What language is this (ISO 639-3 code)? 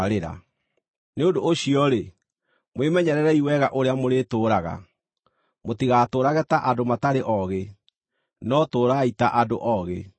kik